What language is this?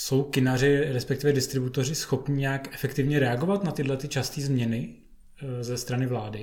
Czech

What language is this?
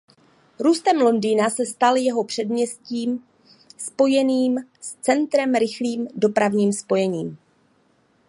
Czech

